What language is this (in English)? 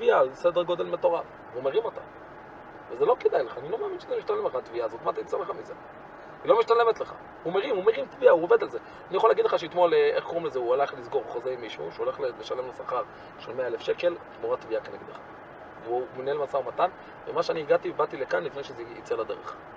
Hebrew